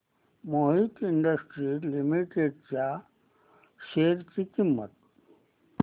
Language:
Marathi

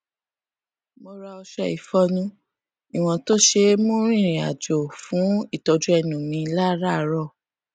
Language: Yoruba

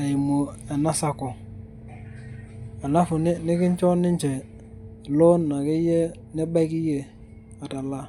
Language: Masai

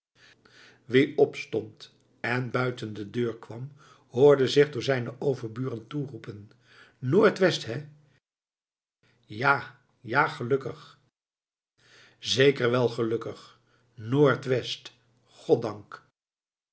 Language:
Dutch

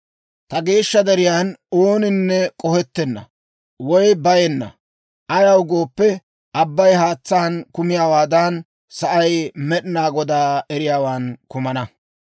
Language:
Dawro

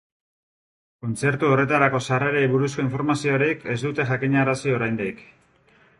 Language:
Basque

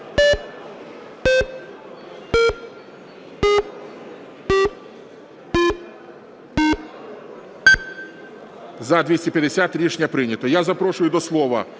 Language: Ukrainian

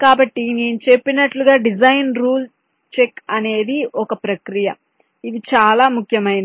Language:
Telugu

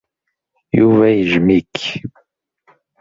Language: Kabyle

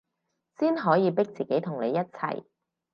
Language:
Cantonese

